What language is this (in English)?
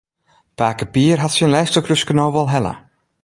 Western Frisian